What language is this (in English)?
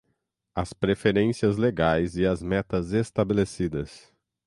Portuguese